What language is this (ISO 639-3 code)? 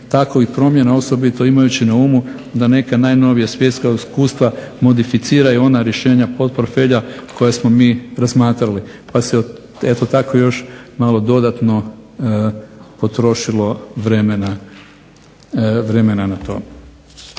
hrv